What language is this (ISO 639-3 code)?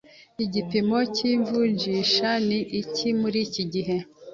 kin